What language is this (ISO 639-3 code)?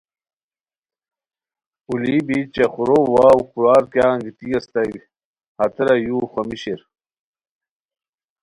khw